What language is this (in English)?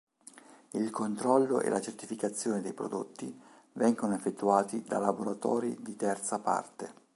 Italian